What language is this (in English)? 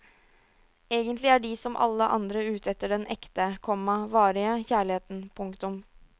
Norwegian